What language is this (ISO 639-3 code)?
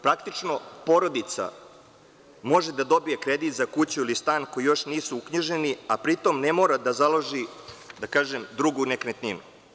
srp